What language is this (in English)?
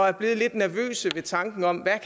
Danish